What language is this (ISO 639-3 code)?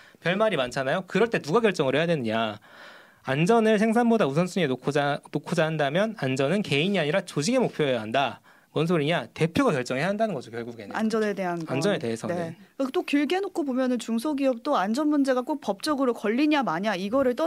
kor